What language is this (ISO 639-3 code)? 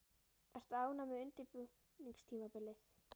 isl